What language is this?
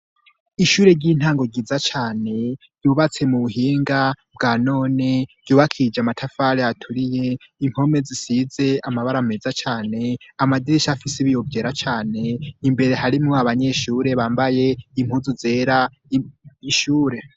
Rundi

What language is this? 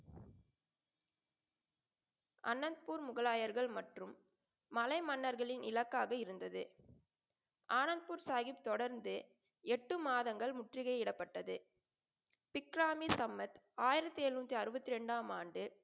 Tamil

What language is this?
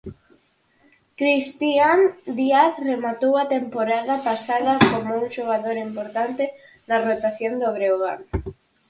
Galician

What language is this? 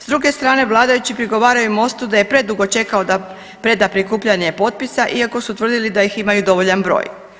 Croatian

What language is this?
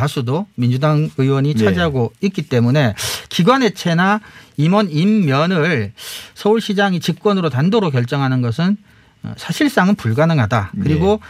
Korean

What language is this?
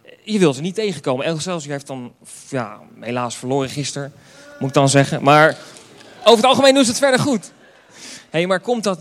Dutch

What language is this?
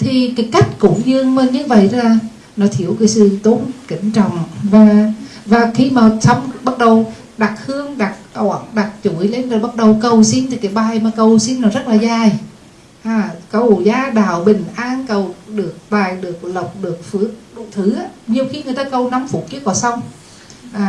Vietnamese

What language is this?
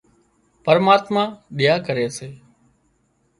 Wadiyara Koli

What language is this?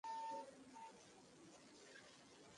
Bangla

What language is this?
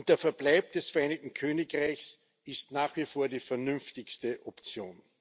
German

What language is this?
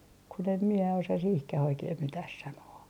Finnish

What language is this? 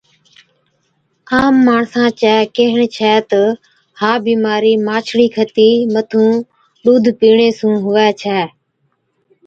Od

